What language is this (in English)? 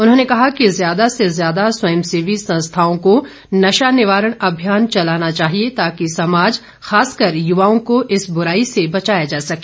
Hindi